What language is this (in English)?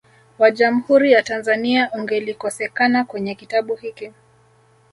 Swahili